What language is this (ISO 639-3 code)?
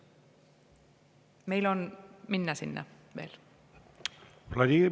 est